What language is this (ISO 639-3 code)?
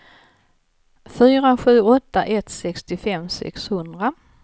swe